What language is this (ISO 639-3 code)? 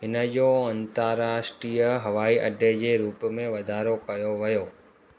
snd